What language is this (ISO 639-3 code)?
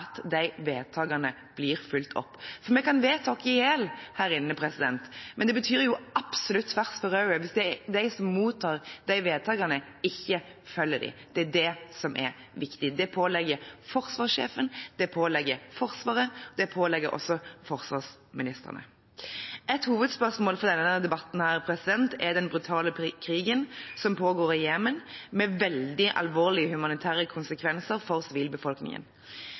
nob